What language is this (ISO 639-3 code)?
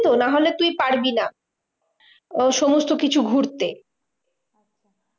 ben